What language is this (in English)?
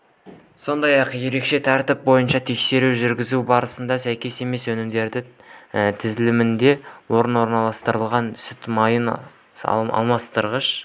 Kazakh